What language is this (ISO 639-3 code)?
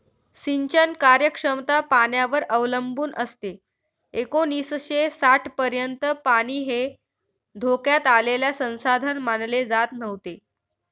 mar